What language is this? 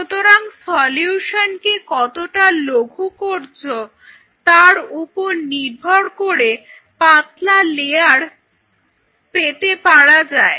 Bangla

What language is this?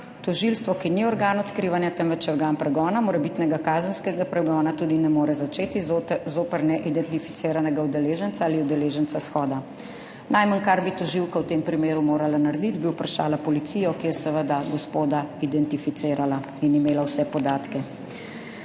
Slovenian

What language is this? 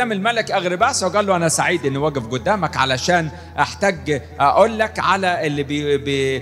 Arabic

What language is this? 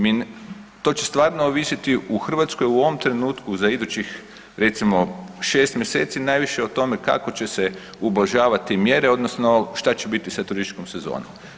Croatian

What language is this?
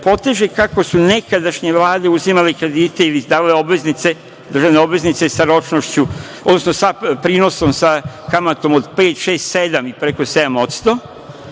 Serbian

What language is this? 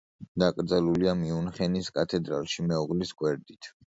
Georgian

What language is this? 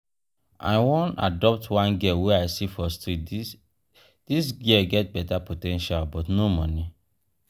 Nigerian Pidgin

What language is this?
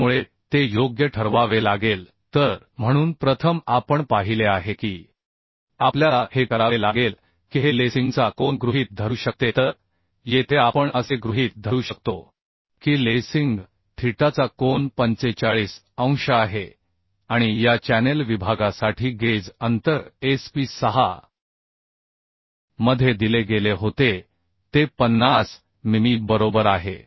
Marathi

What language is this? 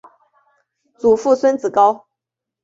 Chinese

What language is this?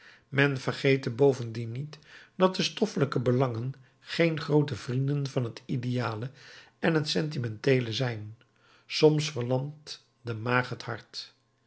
Dutch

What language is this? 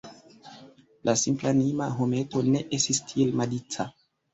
Esperanto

